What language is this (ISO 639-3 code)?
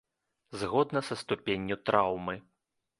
bel